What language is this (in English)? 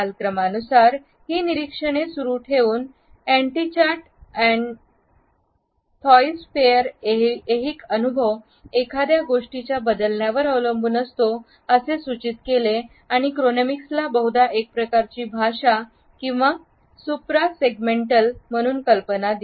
Marathi